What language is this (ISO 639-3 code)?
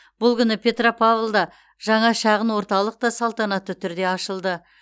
kaz